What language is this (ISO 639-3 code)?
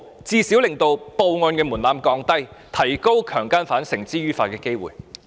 yue